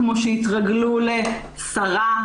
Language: Hebrew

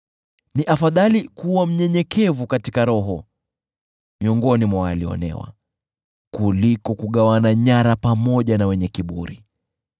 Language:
Swahili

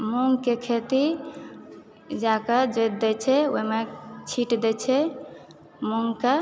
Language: Maithili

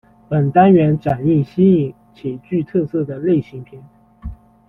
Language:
Chinese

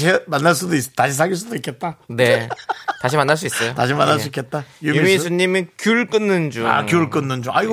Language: Korean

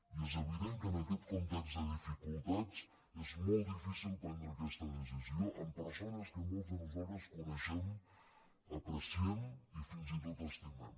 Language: Catalan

